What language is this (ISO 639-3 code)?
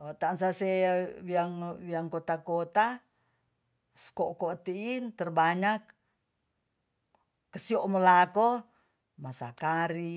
txs